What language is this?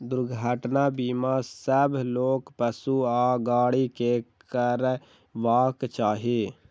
Maithili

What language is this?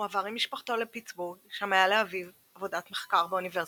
Hebrew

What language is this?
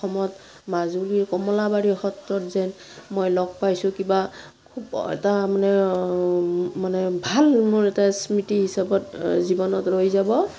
Assamese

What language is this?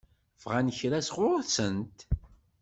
Kabyle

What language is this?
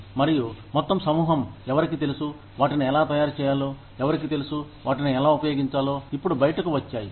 Telugu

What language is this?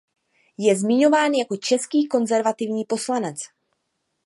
Czech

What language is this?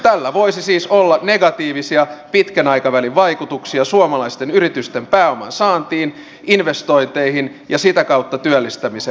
Finnish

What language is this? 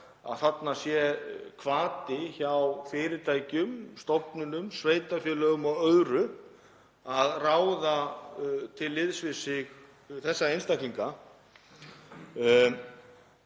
Icelandic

